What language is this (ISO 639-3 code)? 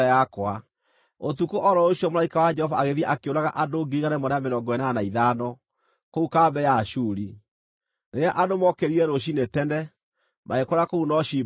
kik